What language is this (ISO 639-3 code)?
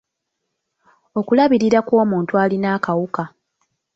lug